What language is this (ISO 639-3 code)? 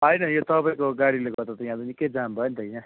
nep